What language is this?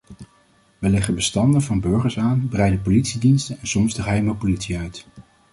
Dutch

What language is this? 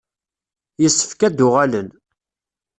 Kabyle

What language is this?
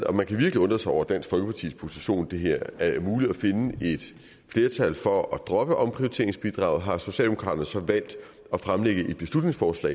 Danish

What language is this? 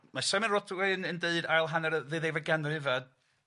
Welsh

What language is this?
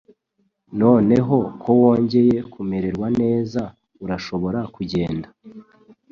Kinyarwanda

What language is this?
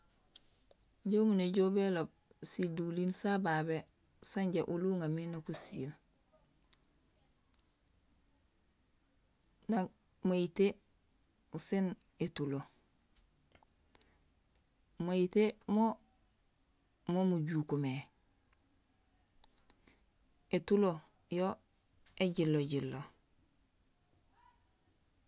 Gusilay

